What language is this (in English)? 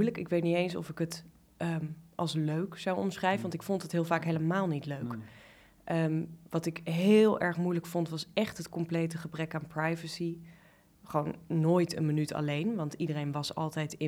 Dutch